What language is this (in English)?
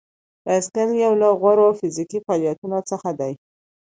Pashto